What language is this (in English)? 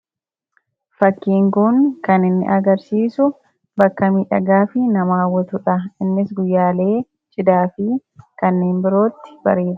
Oromo